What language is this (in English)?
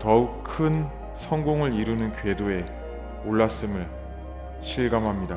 Korean